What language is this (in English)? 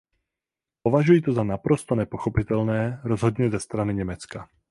Czech